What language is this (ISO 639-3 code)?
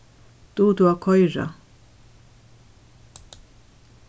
fao